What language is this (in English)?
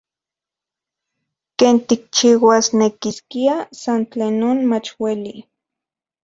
Central Puebla Nahuatl